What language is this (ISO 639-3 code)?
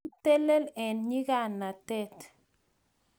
kln